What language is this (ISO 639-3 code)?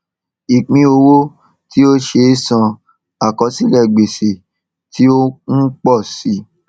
yor